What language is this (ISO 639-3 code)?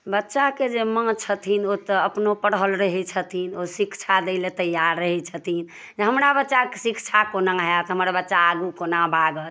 mai